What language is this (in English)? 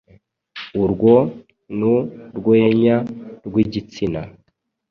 Kinyarwanda